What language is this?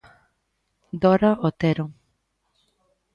Galician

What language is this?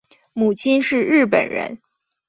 Chinese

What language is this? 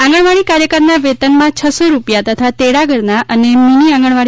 Gujarati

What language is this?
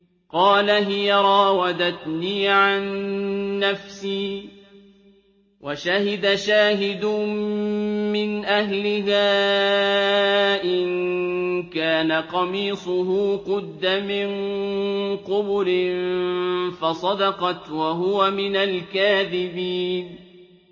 Arabic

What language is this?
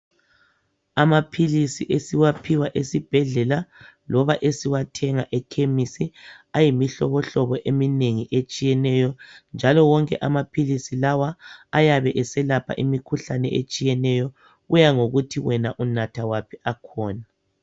North Ndebele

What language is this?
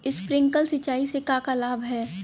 Bhojpuri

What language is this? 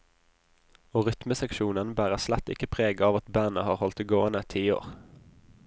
Norwegian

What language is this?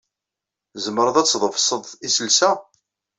Kabyle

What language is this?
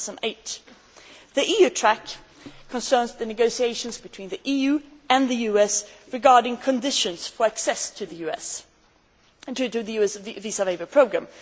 English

